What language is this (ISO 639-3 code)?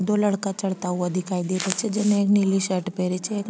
raj